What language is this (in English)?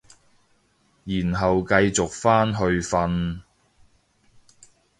Cantonese